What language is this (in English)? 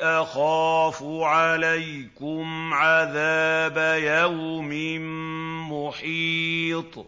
Arabic